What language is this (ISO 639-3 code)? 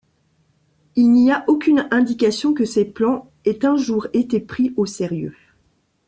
fra